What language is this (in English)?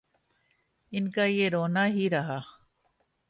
Urdu